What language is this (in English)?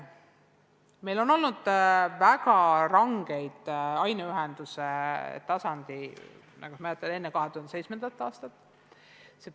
Estonian